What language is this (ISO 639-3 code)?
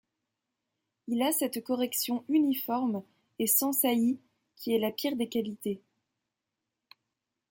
fra